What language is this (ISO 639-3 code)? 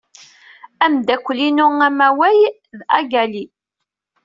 kab